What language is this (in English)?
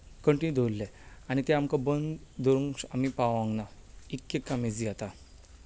Konkani